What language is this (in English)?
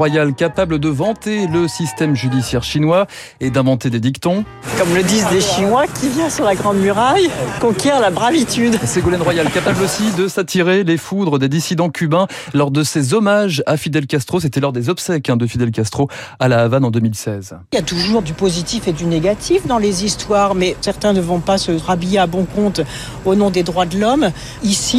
French